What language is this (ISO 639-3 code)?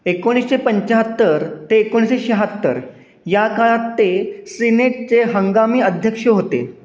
mar